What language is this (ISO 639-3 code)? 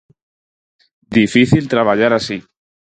glg